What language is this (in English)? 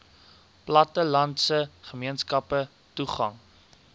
Afrikaans